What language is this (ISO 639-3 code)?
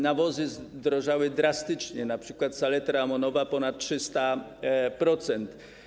pol